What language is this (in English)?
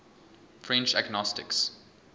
English